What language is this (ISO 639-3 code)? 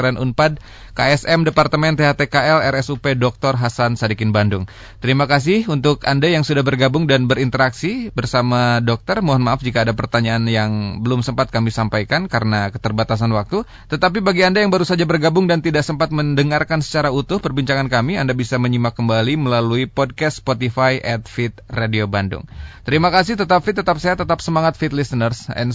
ind